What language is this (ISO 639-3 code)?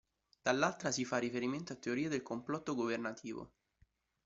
ita